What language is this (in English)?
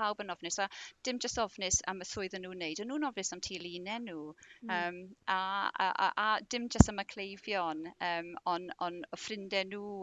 Welsh